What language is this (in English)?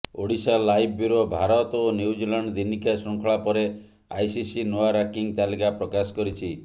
Odia